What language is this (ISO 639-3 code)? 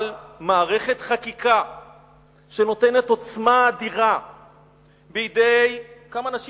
heb